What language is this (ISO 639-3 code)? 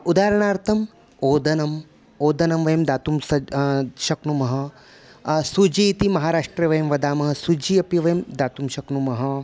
san